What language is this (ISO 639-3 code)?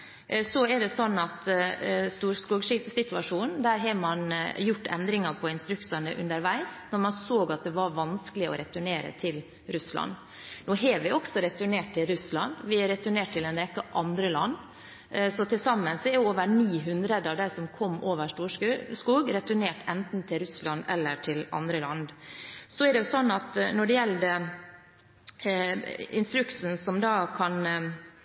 nob